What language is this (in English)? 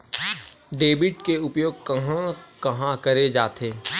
Chhattisgarhi